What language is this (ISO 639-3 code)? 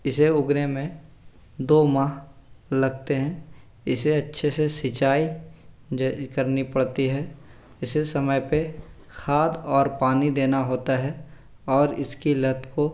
hin